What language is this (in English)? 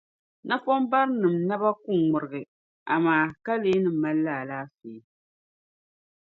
Dagbani